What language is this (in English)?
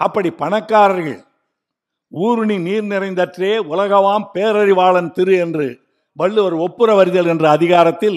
Tamil